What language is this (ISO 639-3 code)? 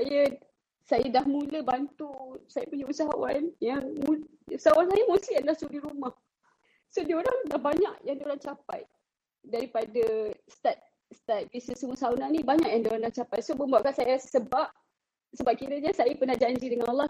msa